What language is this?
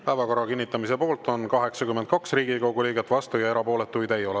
Estonian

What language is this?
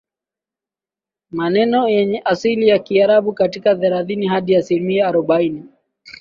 Swahili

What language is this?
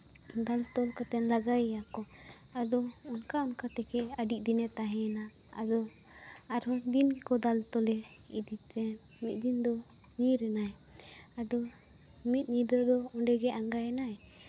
Santali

